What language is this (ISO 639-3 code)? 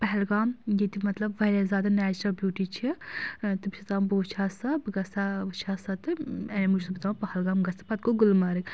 kas